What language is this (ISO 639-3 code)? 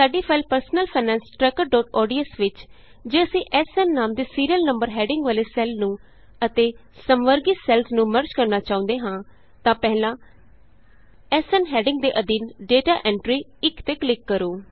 pan